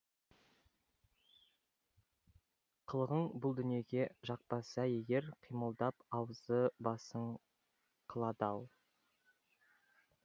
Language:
Kazakh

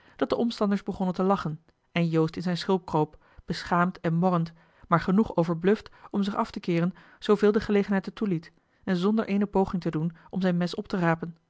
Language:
Dutch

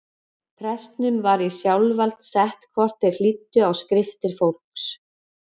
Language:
Icelandic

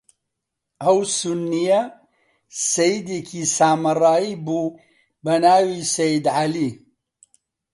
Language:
Central Kurdish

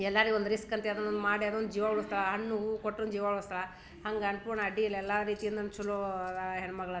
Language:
Kannada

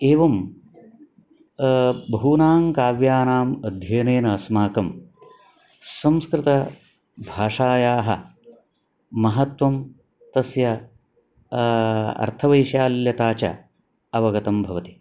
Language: Sanskrit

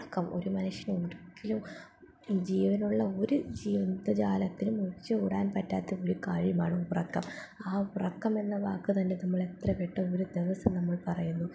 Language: Malayalam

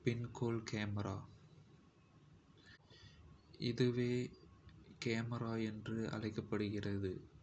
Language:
Kota (India)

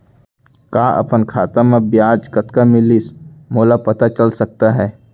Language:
Chhattisgarhi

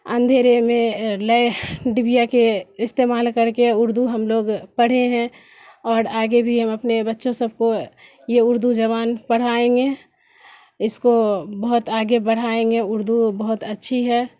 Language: Urdu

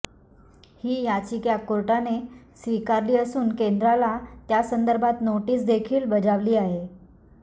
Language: Marathi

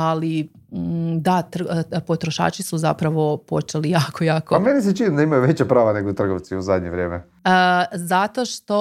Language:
Croatian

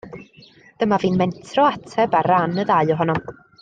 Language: Welsh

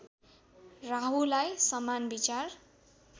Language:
Nepali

